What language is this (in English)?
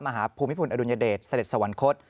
Thai